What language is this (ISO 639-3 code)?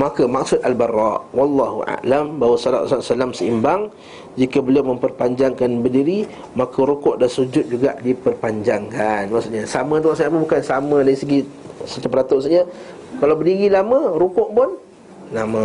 msa